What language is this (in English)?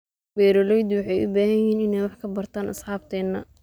Somali